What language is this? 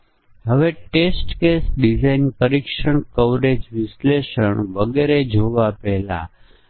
Gujarati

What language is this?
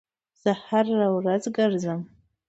Pashto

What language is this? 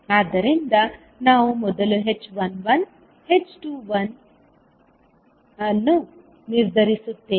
Kannada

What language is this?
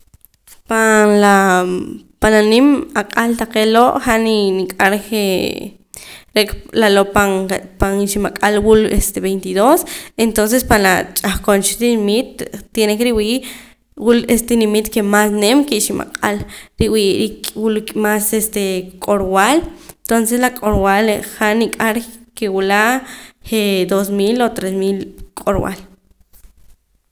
Poqomam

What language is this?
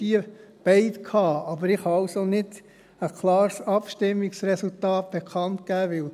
Swiss German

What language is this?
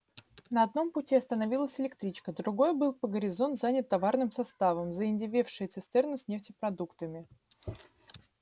Russian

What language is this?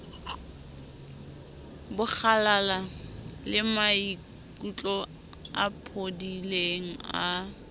Southern Sotho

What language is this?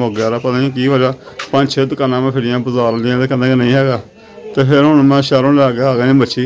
Arabic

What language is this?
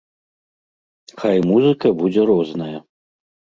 Belarusian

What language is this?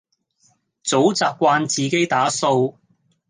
Cantonese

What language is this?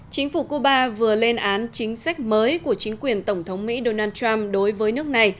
Vietnamese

